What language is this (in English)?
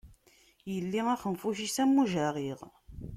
Kabyle